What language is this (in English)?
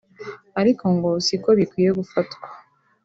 Kinyarwanda